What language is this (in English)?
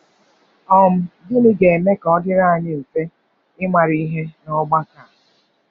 Igbo